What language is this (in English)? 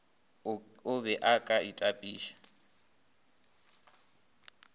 Northern Sotho